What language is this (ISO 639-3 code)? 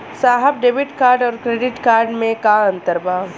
bho